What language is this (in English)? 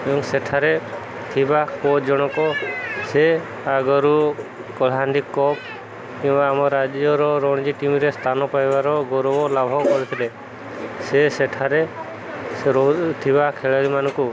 Odia